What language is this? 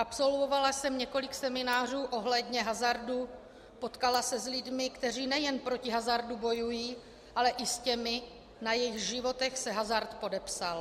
Czech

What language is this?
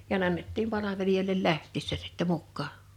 Finnish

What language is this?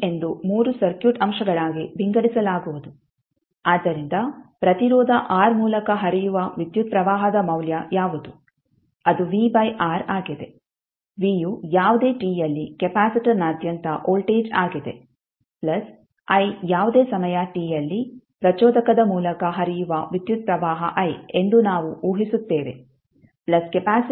Kannada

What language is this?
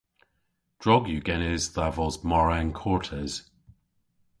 Cornish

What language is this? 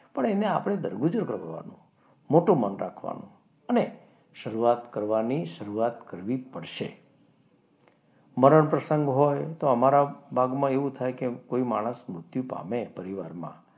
Gujarati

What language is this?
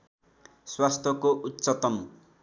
Nepali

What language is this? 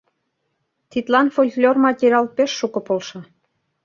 Mari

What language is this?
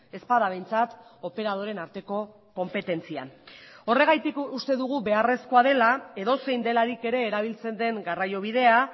Basque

